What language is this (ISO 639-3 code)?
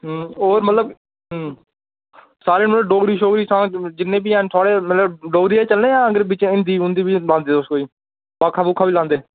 doi